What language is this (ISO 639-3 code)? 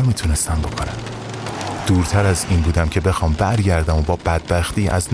fas